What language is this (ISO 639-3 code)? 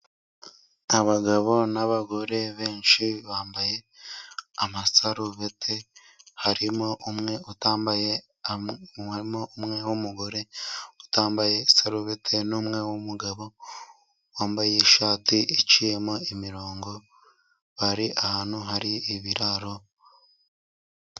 kin